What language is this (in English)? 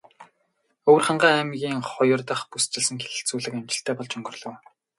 Mongolian